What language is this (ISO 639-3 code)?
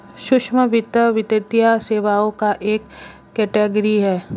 hin